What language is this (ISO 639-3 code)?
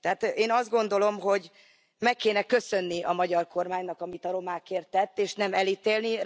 hun